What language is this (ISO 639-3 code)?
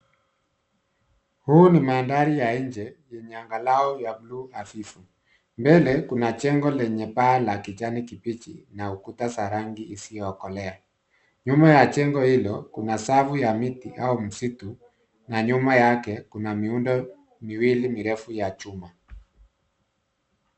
swa